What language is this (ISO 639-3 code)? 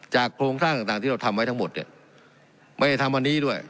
tha